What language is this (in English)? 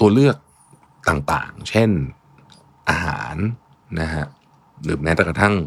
Thai